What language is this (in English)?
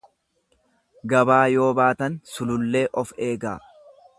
Oromo